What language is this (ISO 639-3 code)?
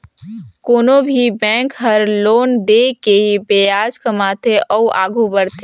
hne